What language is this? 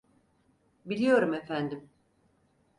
Turkish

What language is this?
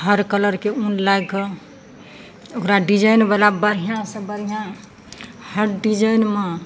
Maithili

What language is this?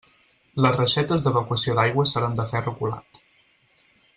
Catalan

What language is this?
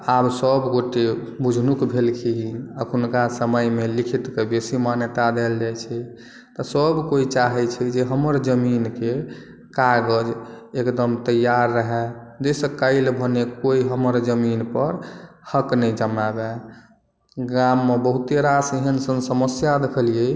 Maithili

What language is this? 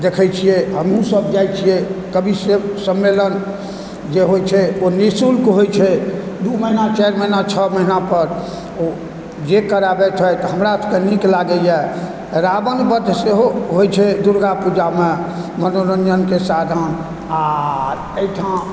Maithili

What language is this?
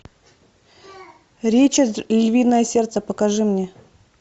Russian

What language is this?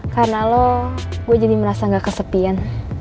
Indonesian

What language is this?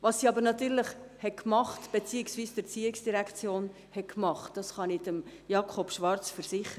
Swiss German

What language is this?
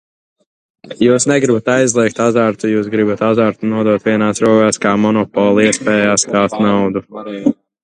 Latvian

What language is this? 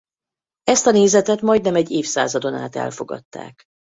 Hungarian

